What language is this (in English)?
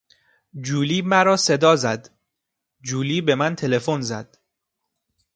Persian